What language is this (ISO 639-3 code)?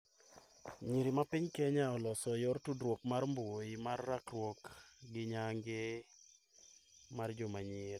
luo